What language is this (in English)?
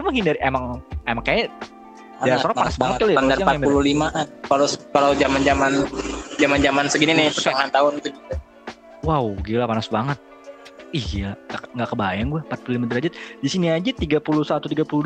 Indonesian